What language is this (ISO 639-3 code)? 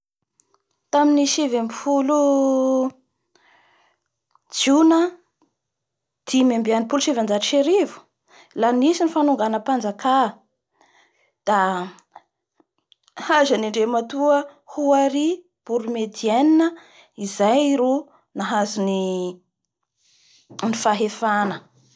bhr